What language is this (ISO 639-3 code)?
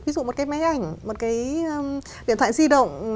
vie